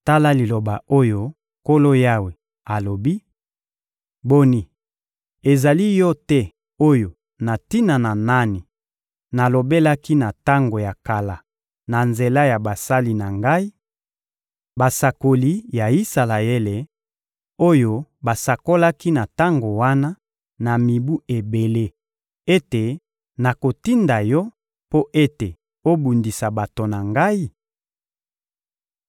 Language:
Lingala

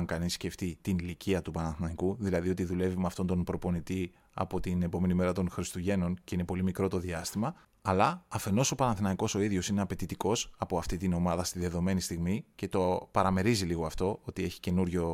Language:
Greek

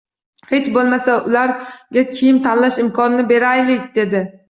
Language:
Uzbek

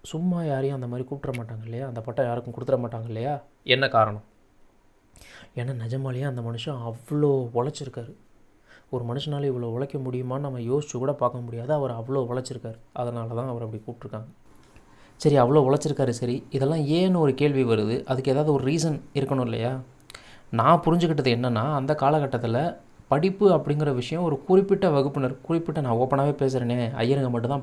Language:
Tamil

